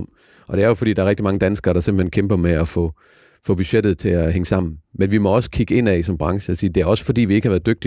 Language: Danish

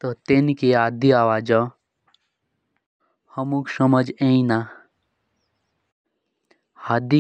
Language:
Jaunsari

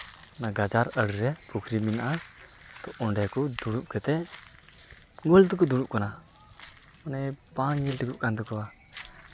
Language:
Santali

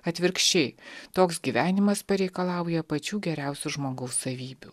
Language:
Lithuanian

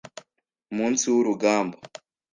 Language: Kinyarwanda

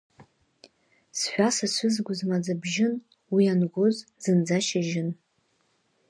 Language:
Abkhazian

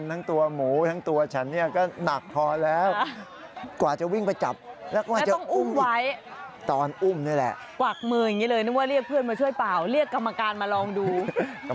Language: Thai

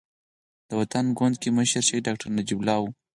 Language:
Pashto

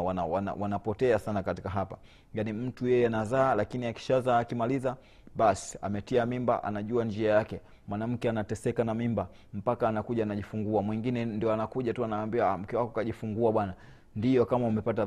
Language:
Swahili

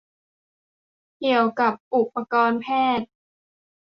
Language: Thai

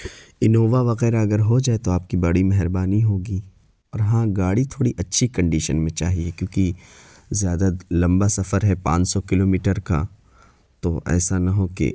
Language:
Urdu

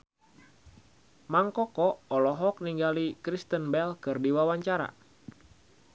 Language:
Sundanese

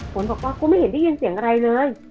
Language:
Thai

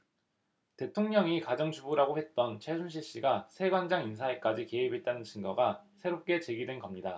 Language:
Korean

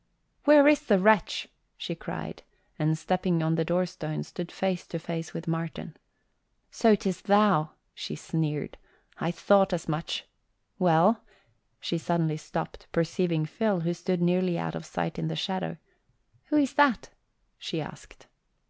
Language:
English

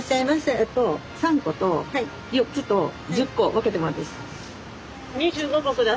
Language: Japanese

